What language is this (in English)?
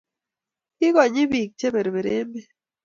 Kalenjin